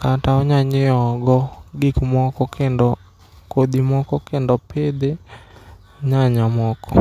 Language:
Luo (Kenya and Tanzania)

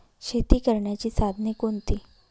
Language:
Marathi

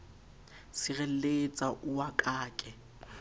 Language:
Southern Sotho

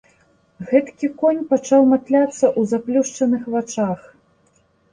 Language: Belarusian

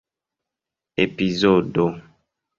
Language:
Esperanto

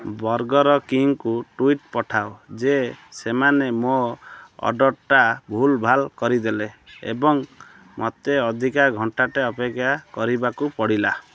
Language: Odia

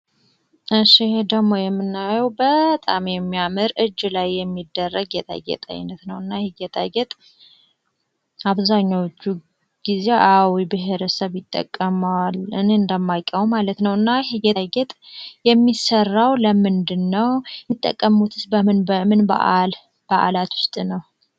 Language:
Amharic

